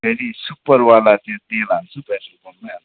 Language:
Nepali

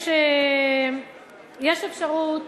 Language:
Hebrew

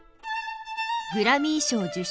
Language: Japanese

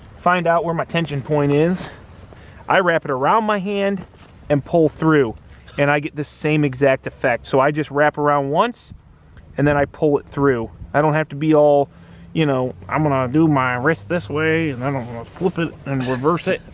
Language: English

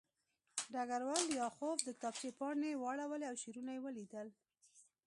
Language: Pashto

